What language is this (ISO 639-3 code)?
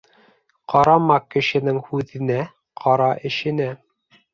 bak